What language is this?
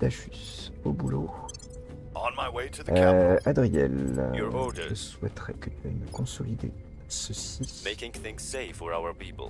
French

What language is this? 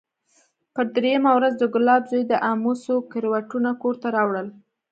Pashto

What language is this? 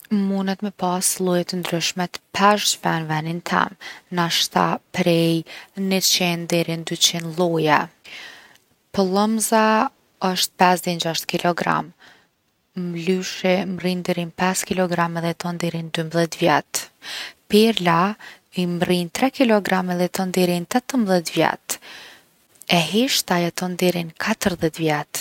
Gheg Albanian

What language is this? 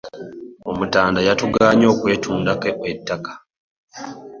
Ganda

